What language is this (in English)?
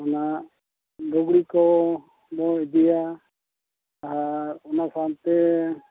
Santali